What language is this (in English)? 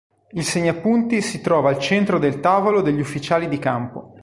Italian